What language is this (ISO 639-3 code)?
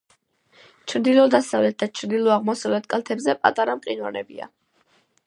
kat